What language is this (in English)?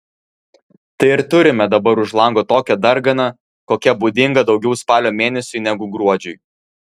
Lithuanian